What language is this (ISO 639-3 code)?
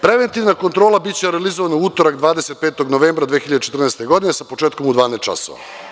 srp